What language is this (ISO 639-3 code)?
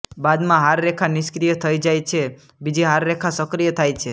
guj